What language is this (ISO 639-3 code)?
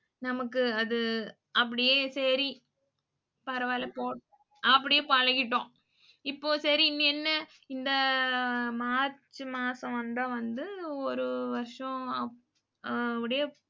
tam